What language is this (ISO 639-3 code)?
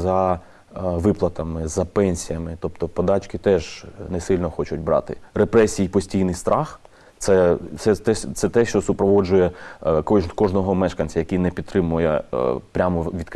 ukr